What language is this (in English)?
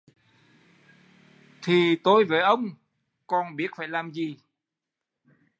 Vietnamese